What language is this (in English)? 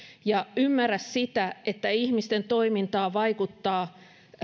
Finnish